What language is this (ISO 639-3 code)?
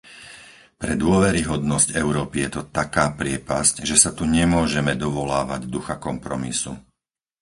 slk